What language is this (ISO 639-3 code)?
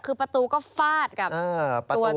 tha